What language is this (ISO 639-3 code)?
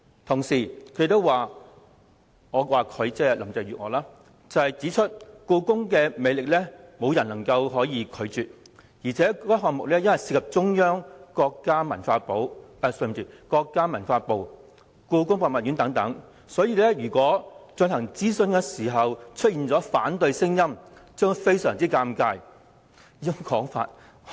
yue